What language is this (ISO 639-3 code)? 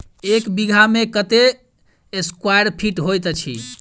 mai